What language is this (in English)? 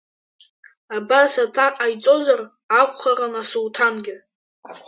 Abkhazian